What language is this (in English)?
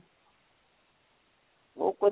Punjabi